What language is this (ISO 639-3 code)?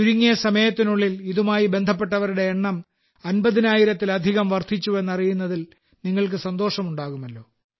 mal